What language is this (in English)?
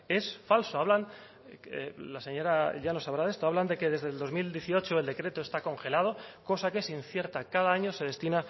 Spanish